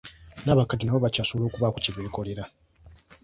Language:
Ganda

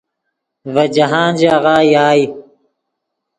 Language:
Yidgha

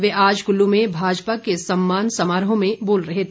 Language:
Hindi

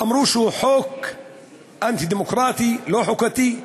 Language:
Hebrew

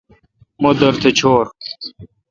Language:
Kalkoti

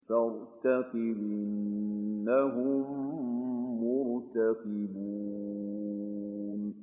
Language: Arabic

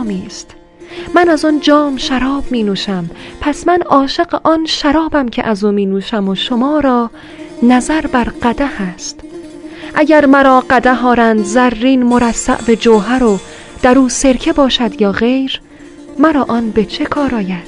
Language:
Persian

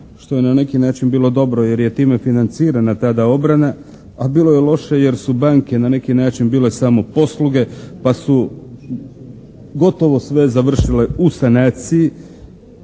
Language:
Croatian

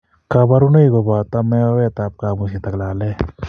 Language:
Kalenjin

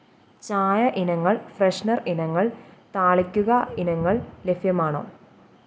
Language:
Malayalam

